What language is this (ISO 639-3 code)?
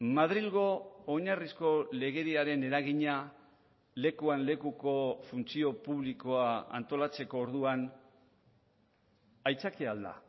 eus